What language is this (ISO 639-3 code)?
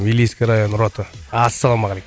kaz